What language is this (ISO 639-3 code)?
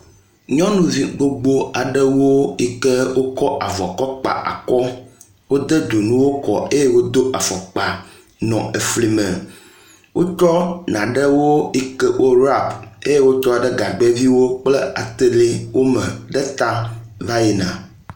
ewe